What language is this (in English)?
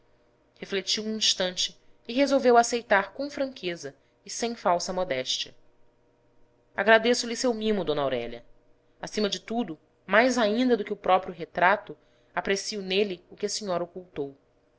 Portuguese